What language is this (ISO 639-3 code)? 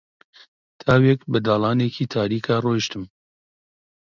ckb